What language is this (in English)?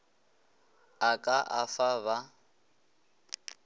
Northern Sotho